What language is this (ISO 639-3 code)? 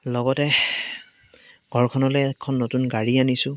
asm